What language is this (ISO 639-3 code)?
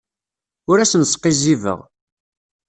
kab